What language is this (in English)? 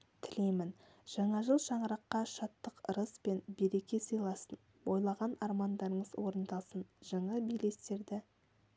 Kazakh